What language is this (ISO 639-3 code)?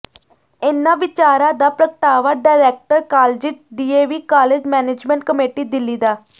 pan